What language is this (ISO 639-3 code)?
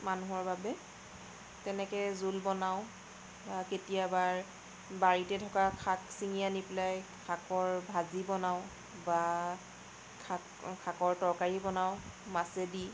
asm